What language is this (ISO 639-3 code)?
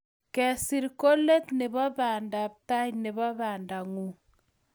kln